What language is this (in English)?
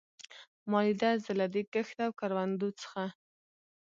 Pashto